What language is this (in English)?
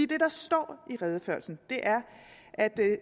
Danish